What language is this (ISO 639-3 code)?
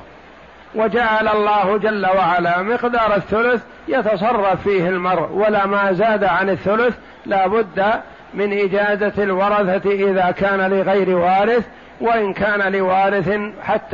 ara